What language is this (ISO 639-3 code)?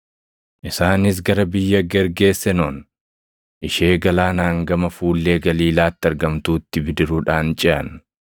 orm